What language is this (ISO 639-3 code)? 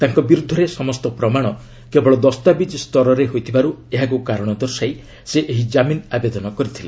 ori